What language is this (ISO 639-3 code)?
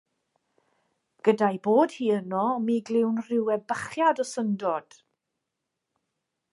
cym